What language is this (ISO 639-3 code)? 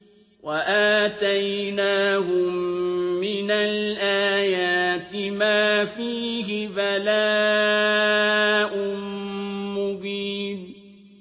ara